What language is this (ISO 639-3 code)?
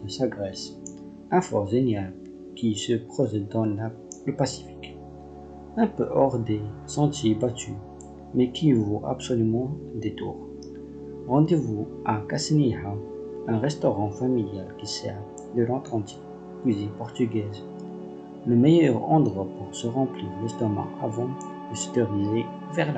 fra